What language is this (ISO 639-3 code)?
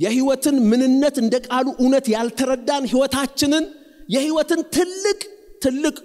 ara